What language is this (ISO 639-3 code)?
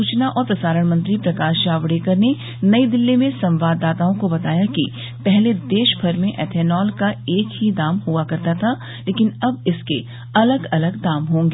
hin